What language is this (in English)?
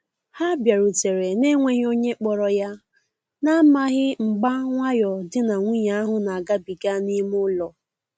Igbo